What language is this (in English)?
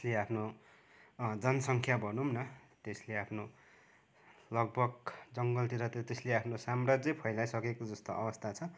Nepali